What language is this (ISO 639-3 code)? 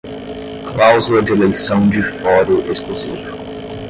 por